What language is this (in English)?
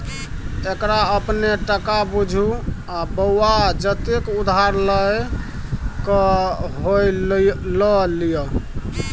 Maithili